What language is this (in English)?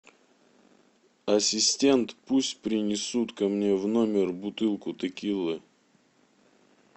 Russian